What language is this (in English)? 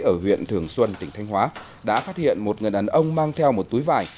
Vietnamese